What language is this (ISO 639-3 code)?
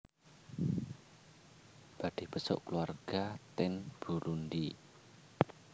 jav